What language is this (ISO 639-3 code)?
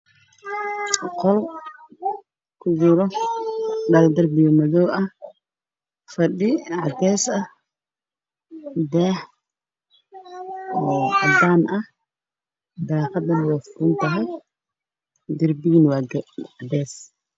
som